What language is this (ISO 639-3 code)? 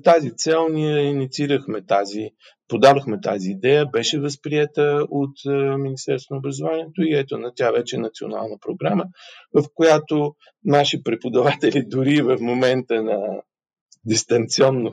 bul